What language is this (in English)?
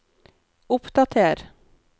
Norwegian